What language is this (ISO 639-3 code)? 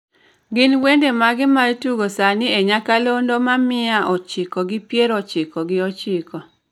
luo